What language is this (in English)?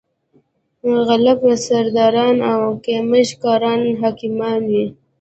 Pashto